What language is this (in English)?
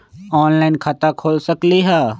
Magahi